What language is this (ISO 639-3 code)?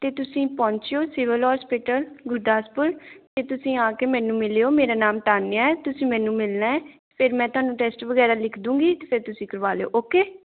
pan